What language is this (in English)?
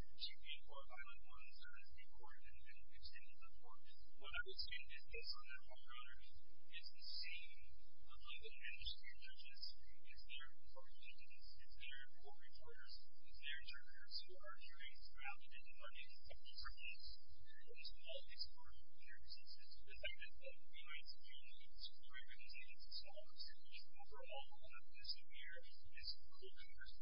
English